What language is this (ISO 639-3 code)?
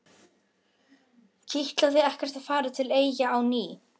isl